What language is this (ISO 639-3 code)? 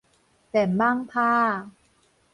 nan